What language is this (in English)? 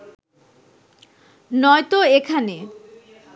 Bangla